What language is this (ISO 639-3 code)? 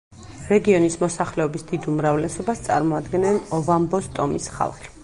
kat